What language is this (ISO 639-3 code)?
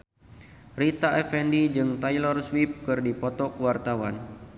sun